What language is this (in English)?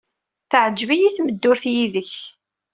Kabyle